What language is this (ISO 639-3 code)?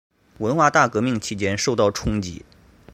zho